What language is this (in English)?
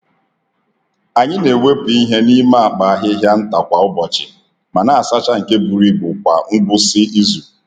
Igbo